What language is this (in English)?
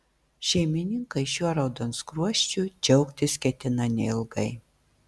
Lithuanian